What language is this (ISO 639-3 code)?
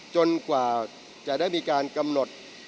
tha